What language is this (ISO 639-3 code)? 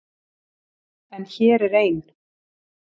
isl